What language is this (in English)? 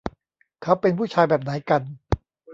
Thai